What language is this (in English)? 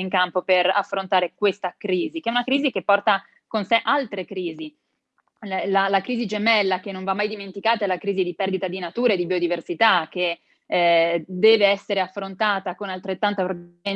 Italian